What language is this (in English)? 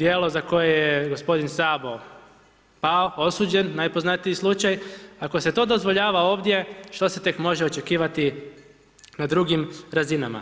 Croatian